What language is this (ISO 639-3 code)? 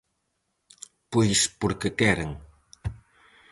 glg